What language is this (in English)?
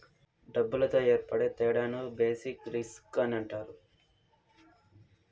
Telugu